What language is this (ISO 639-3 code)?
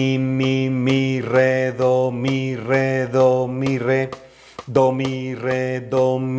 spa